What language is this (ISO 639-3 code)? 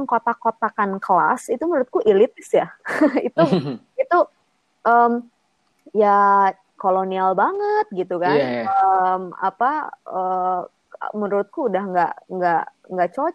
ind